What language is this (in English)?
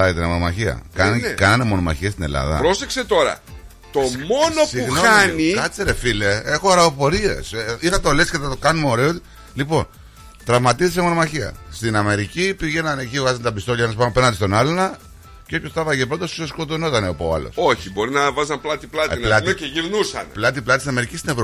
Greek